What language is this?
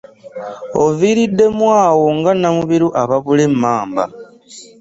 Ganda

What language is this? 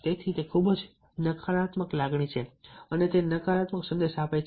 Gujarati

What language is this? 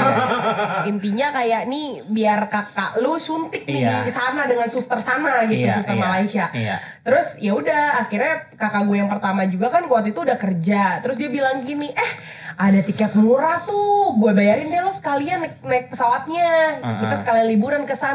Indonesian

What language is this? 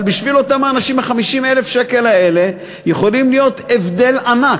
Hebrew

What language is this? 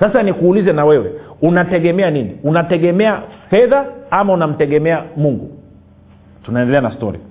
Swahili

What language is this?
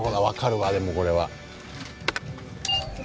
Japanese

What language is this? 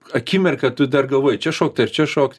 Lithuanian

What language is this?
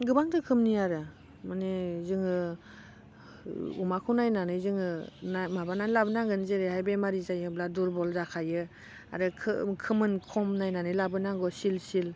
Bodo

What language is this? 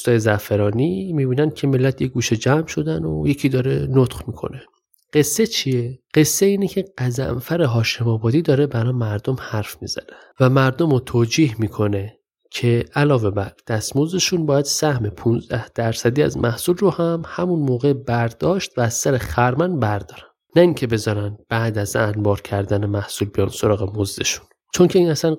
Persian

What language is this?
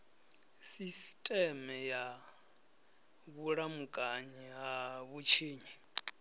Venda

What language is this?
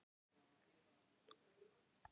Icelandic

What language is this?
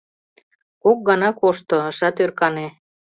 Mari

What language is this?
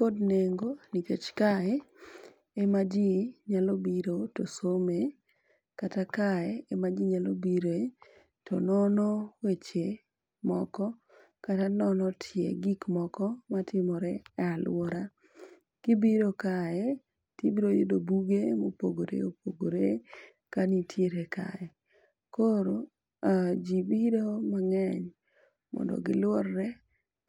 Luo (Kenya and Tanzania)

